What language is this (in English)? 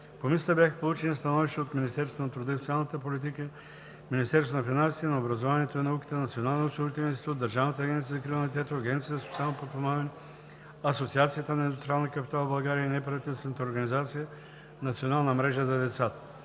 Bulgarian